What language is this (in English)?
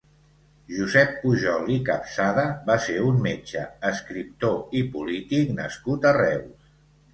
Catalan